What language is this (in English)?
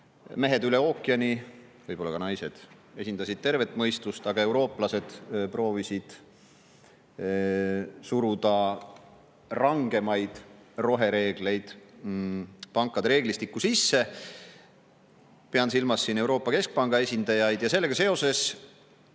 Estonian